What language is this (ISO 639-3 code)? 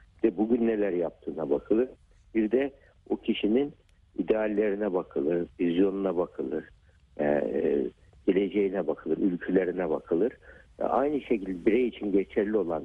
tur